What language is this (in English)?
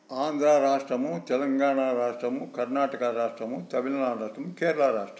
Telugu